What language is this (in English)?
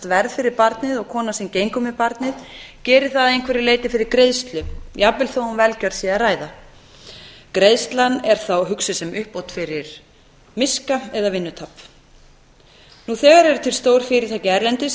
Icelandic